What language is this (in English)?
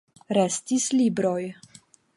Esperanto